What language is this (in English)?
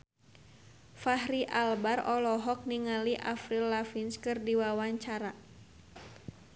Sundanese